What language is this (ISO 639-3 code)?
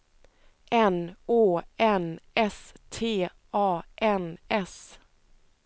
swe